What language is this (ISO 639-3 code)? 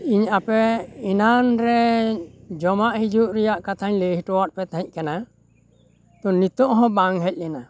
sat